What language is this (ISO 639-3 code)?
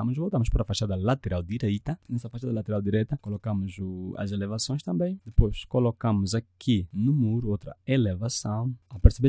por